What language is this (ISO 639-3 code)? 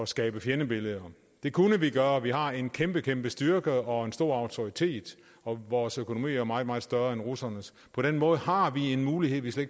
dan